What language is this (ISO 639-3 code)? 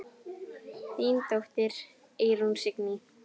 isl